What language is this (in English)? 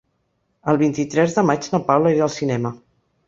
Catalan